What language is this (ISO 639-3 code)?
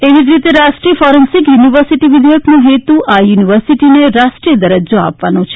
guj